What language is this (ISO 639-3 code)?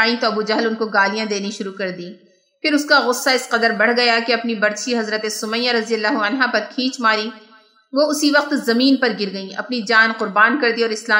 urd